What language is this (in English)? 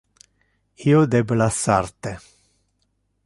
Interlingua